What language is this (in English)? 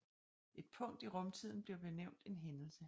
Danish